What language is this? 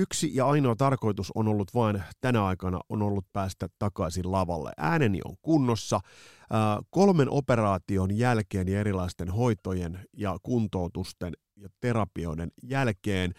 Finnish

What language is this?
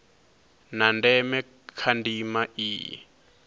Venda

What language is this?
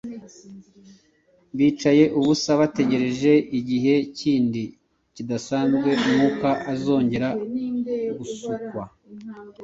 Kinyarwanda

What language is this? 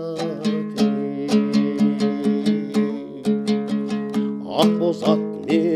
Korean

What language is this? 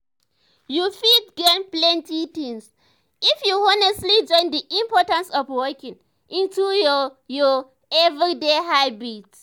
Nigerian Pidgin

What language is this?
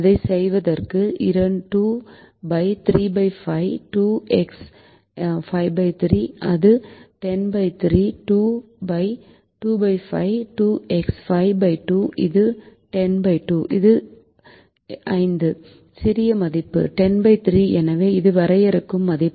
Tamil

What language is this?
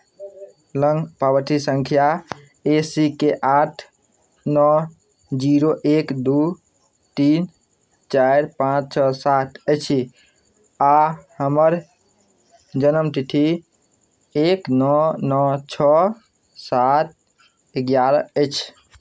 Maithili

